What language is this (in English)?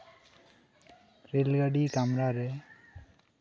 Santali